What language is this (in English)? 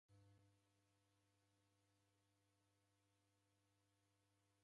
Taita